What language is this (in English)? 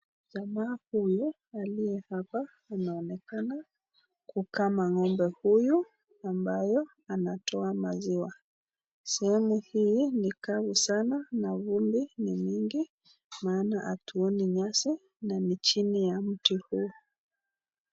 Swahili